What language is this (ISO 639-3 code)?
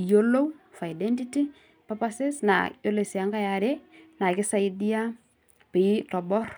mas